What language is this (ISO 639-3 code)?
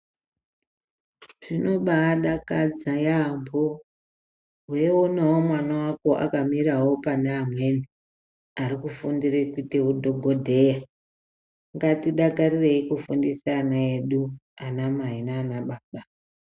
ndc